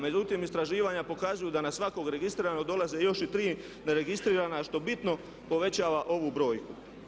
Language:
Croatian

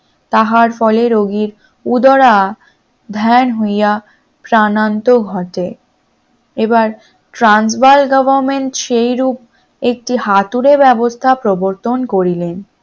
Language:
Bangla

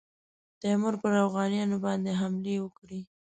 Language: Pashto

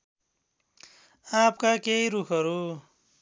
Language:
Nepali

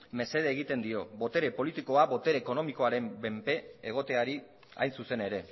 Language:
Basque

